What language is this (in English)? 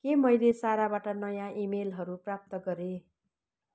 Nepali